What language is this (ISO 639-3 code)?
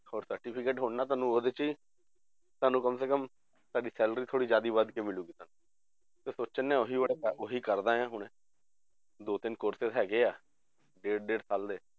pan